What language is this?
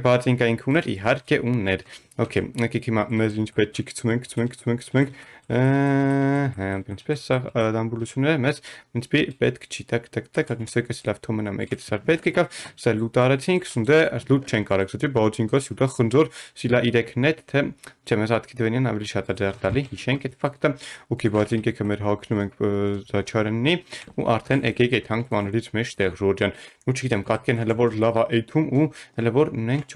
Romanian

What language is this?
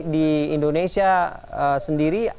Indonesian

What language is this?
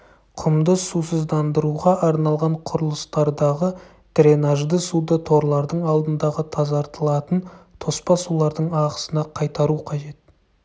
Kazakh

